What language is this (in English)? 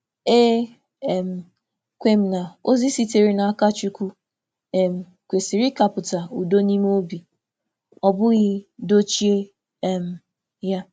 Igbo